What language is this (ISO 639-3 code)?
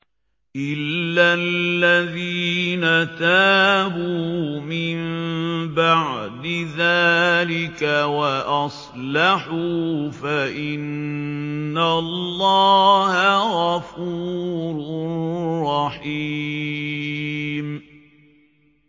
ara